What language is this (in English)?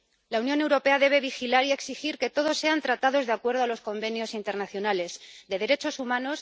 Spanish